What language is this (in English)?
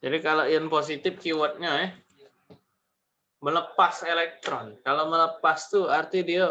Indonesian